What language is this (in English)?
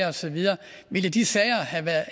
Danish